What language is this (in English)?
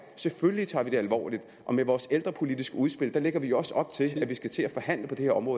Danish